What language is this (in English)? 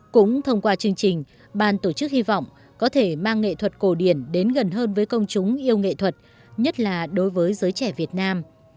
Vietnamese